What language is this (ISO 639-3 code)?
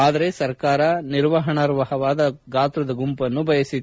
kan